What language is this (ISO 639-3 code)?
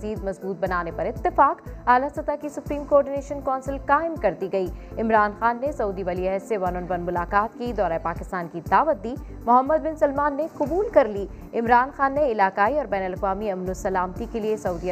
urd